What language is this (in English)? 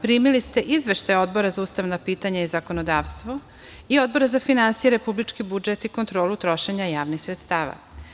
Serbian